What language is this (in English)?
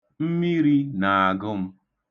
Igbo